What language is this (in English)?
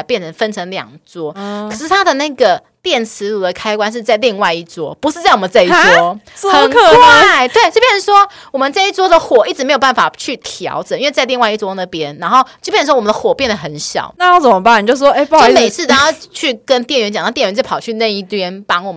Chinese